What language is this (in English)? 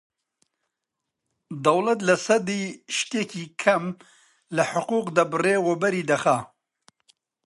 Central Kurdish